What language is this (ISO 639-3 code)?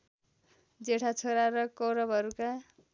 nep